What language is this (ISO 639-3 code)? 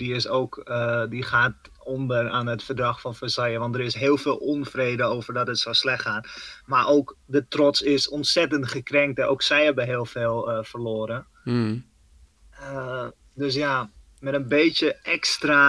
nld